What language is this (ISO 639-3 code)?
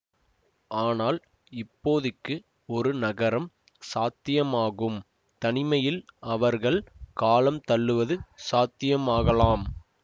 tam